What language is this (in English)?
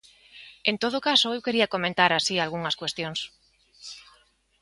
Galician